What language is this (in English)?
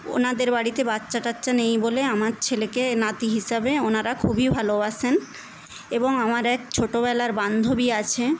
Bangla